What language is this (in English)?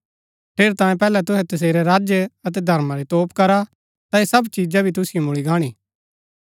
Gaddi